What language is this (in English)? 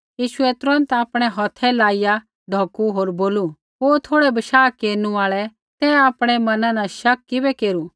Kullu Pahari